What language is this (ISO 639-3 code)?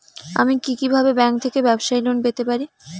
ben